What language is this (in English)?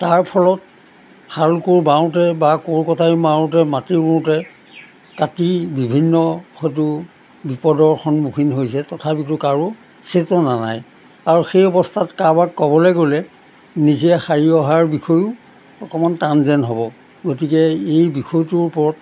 Assamese